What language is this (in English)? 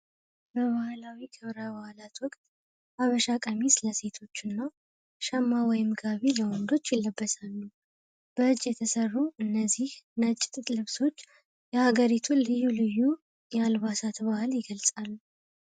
Amharic